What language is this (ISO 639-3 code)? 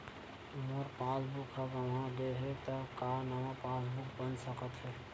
hne